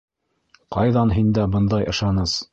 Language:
Bashkir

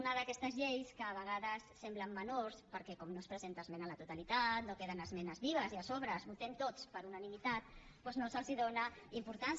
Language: Catalan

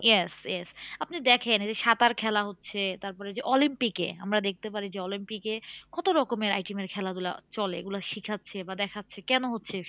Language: Bangla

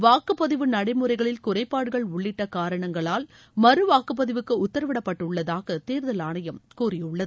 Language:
Tamil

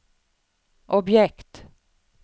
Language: Swedish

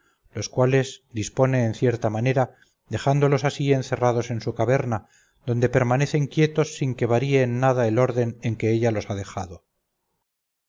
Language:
Spanish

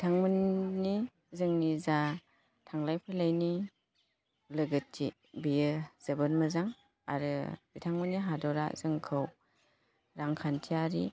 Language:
Bodo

